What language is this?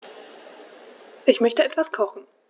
German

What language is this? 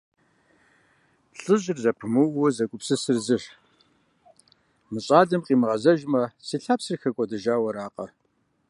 Kabardian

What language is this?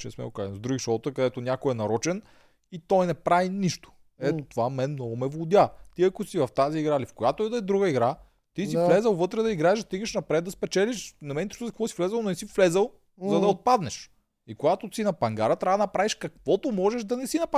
Bulgarian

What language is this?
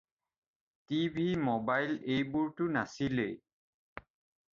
Assamese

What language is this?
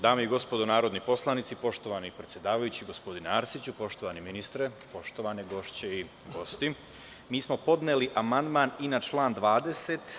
Serbian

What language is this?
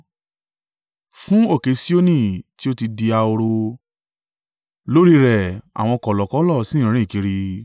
Yoruba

